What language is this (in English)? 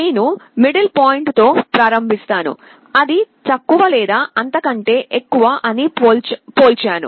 Telugu